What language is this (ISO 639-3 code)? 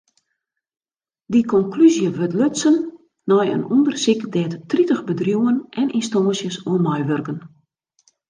fry